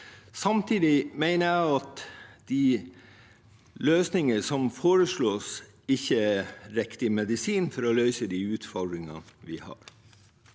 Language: Norwegian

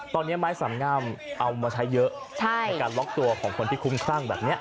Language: Thai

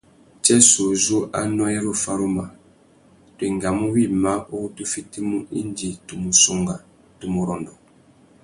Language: Tuki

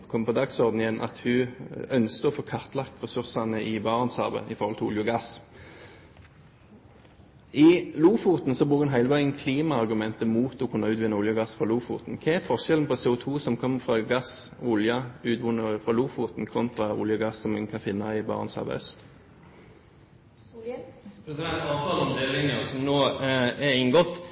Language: Norwegian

